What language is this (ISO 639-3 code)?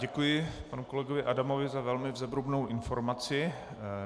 ces